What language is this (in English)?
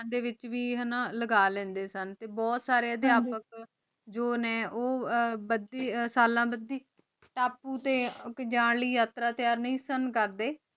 Punjabi